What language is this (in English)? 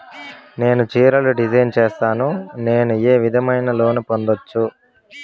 Telugu